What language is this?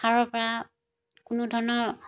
Assamese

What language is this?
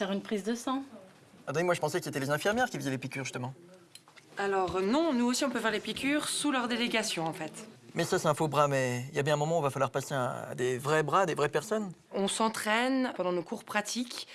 French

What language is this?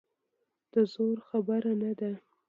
Pashto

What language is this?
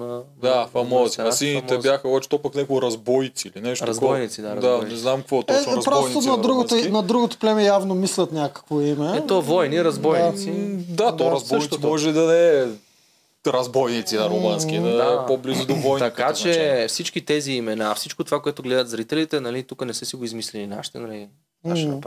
Bulgarian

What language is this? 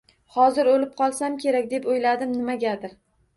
Uzbek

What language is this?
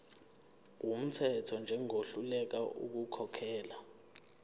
Zulu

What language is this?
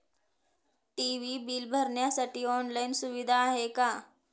Marathi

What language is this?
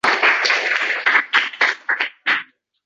Uzbek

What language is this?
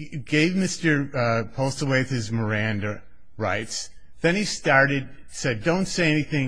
English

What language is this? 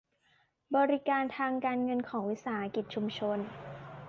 Thai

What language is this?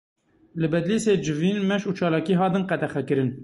Kurdish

